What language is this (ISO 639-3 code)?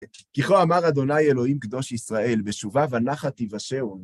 heb